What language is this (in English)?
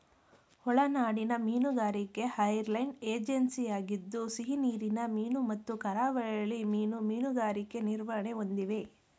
Kannada